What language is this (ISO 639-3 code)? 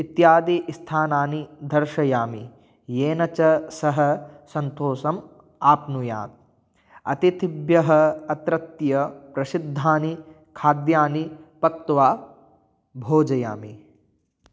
san